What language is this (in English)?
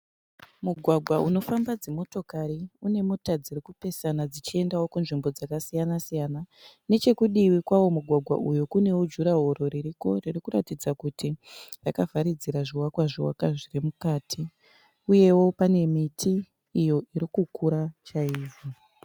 Shona